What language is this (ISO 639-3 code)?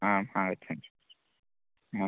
san